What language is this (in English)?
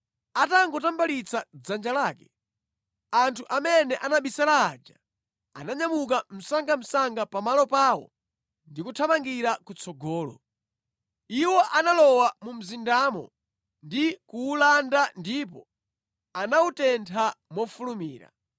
Nyanja